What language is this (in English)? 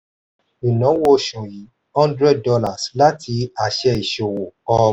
Yoruba